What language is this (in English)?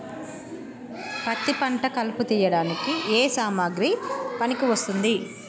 Telugu